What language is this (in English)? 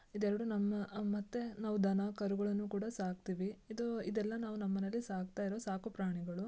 Kannada